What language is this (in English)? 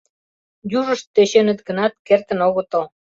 Mari